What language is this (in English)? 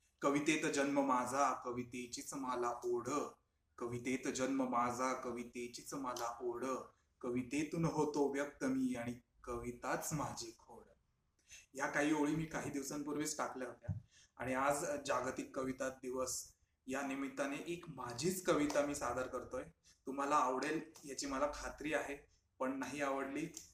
Marathi